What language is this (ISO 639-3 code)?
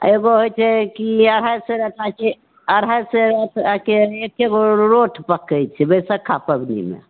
mai